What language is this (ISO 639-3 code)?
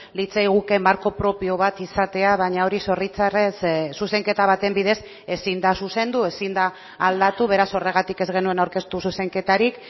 eus